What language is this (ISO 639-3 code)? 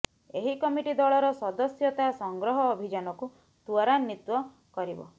ori